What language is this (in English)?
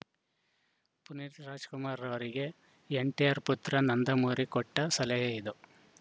Kannada